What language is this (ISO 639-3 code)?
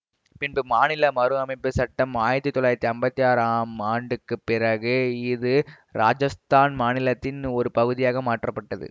tam